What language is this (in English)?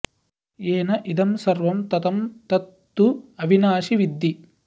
Sanskrit